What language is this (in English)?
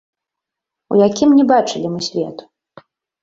Belarusian